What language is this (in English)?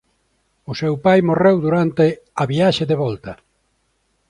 Galician